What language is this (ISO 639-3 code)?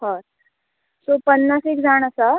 kok